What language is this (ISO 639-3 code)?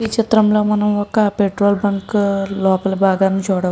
tel